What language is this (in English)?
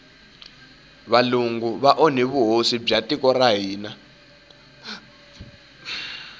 Tsonga